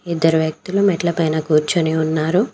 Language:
Telugu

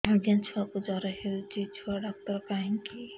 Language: Odia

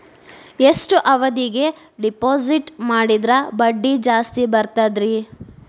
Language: Kannada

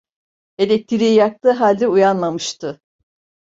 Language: Turkish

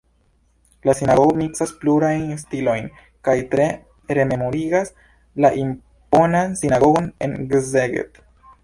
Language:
Esperanto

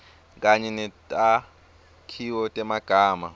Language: Swati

